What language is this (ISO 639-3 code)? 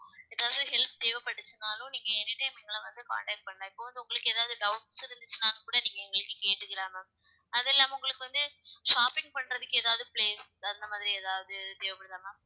tam